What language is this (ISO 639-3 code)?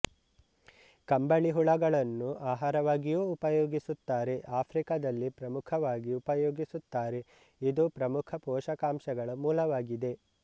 kan